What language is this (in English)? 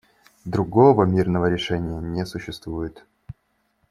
Russian